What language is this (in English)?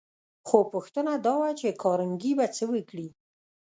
Pashto